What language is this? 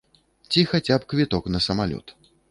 Belarusian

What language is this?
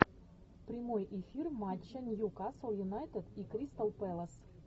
Russian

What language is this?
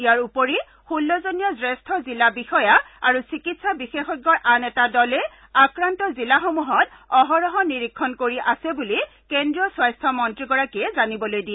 Assamese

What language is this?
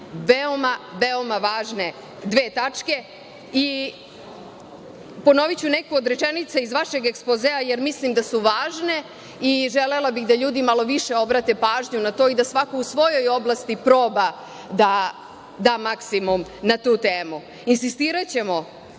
Serbian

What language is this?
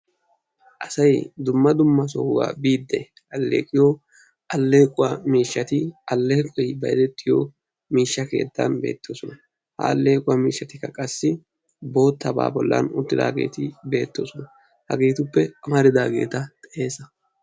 Wolaytta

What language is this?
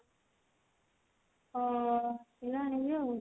Odia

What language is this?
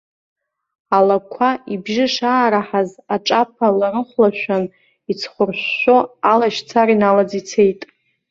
Abkhazian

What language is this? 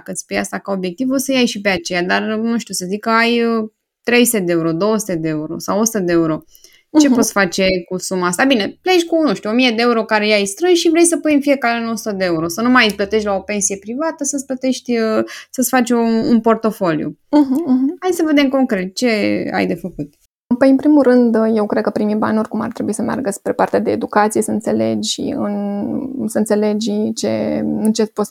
Romanian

